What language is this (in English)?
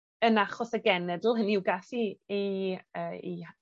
Welsh